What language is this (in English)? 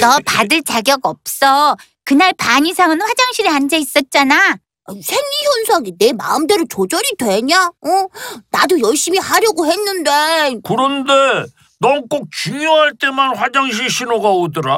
Korean